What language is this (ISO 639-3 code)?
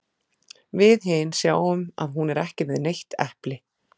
isl